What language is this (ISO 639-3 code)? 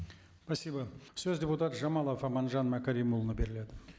kaz